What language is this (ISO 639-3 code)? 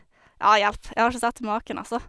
nor